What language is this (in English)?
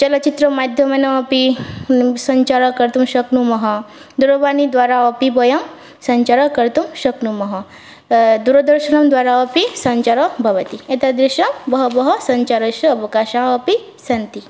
Sanskrit